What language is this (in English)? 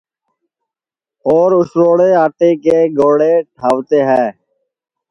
Sansi